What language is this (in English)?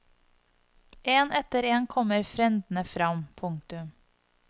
Norwegian